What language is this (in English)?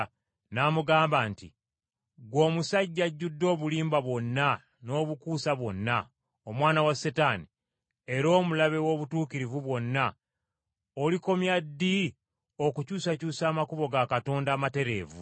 Ganda